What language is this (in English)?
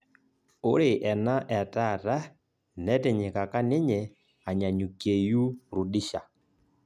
Masai